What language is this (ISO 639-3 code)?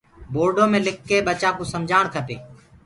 ggg